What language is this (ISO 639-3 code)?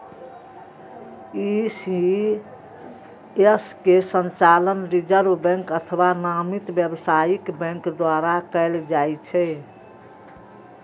mai